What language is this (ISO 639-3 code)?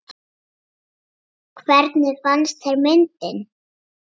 isl